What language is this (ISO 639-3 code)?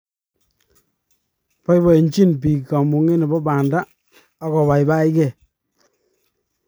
kln